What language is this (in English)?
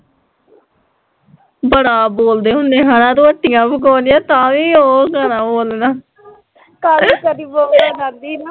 Punjabi